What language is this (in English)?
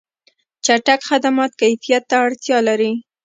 Pashto